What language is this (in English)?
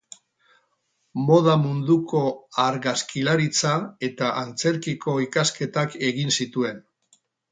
Basque